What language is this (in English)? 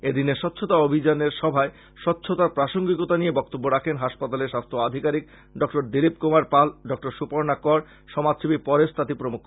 Bangla